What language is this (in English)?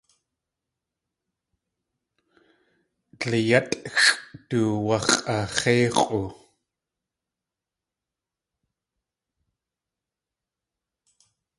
Tlingit